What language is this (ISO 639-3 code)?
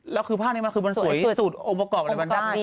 tha